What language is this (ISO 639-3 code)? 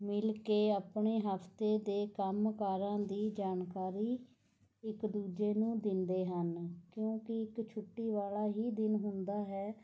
pan